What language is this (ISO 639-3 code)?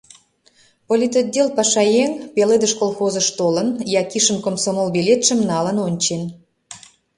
chm